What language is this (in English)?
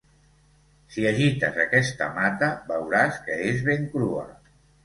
Catalan